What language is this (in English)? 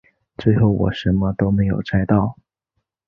Chinese